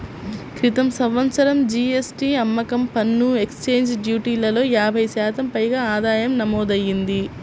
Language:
Telugu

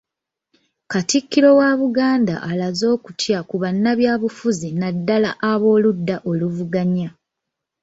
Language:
Ganda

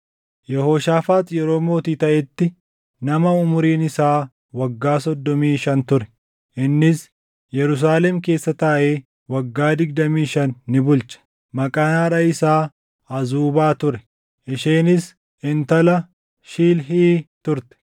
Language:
Oromo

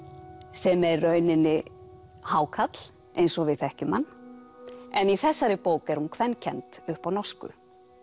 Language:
Icelandic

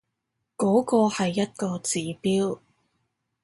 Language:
Cantonese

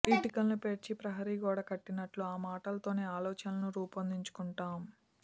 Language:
Telugu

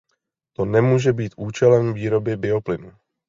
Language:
Czech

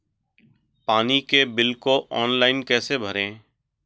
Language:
Hindi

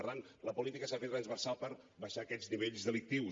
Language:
Catalan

